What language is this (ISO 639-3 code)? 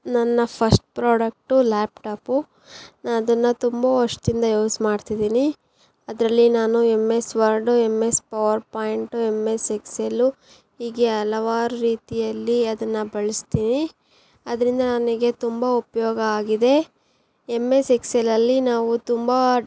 kan